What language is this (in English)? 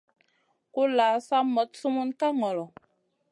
Masana